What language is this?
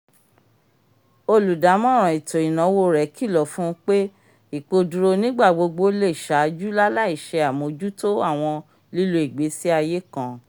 Yoruba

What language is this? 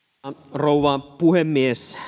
Finnish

